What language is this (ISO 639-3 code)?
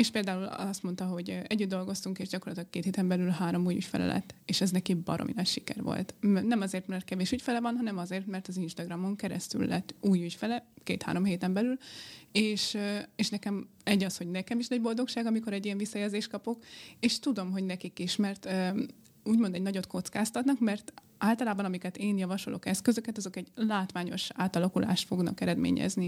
hun